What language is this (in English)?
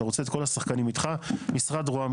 Hebrew